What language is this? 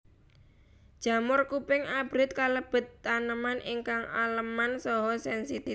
Javanese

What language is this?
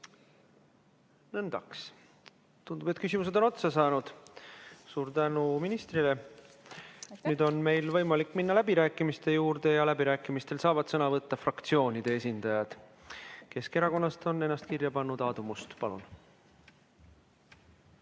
Estonian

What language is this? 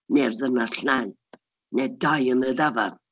Welsh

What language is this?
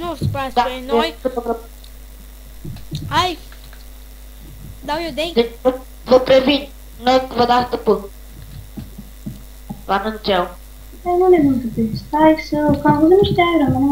Romanian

